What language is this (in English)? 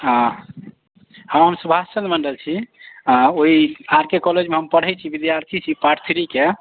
Maithili